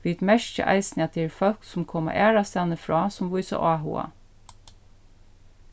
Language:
Faroese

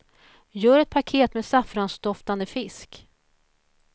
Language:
Swedish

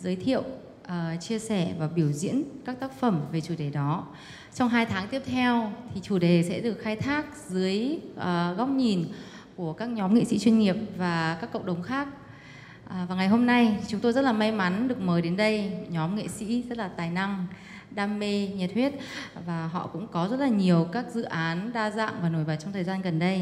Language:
Vietnamese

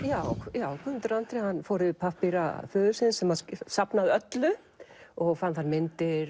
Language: Icelandic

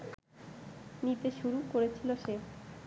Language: Bangla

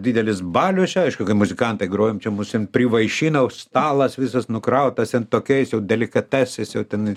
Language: Lithuanian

